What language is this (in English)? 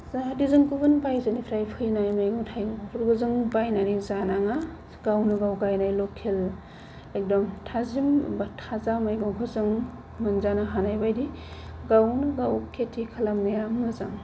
Bodo